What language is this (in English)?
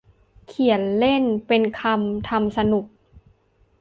Thai